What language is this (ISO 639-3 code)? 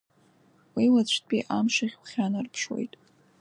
abk